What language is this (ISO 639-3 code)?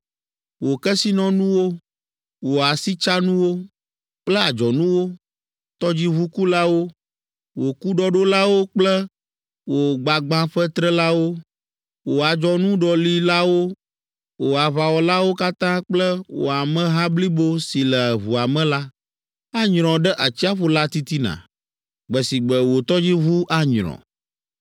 ewe